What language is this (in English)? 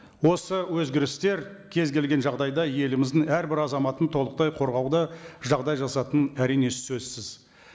Kazakh